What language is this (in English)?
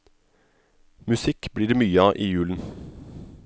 Norwegian